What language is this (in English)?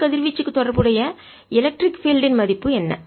Tamil